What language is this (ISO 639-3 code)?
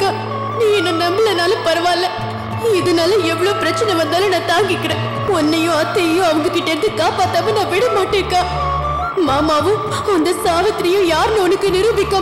ind